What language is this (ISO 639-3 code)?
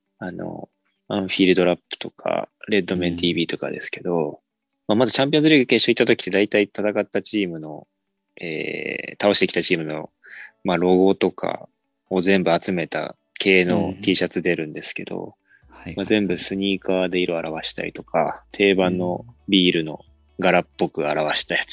jpn